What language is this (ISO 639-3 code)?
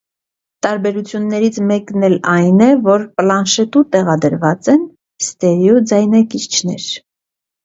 hye